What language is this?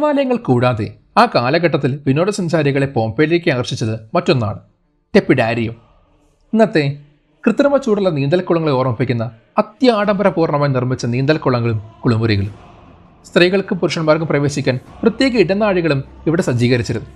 Malayalam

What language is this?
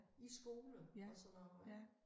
Danish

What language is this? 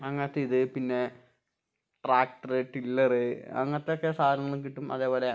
Malayalam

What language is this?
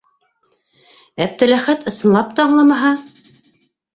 Bashkir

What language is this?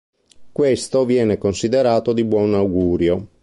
Italian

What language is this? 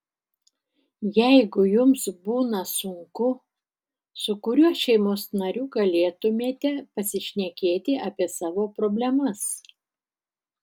Lithuanian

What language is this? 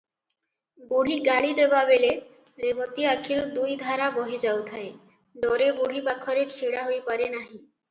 Odia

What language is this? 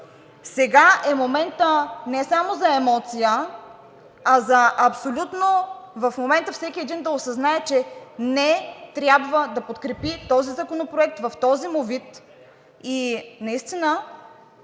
Bulgarian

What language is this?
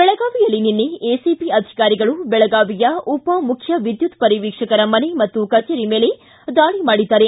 Kannada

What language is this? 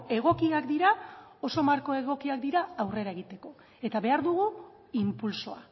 Basque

